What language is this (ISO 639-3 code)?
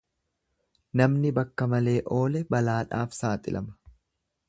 orm